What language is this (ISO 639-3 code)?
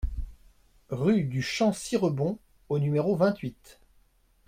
fra